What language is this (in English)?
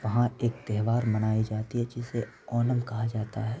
Urdu